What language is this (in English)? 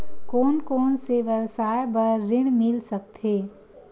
Chhattisgarhi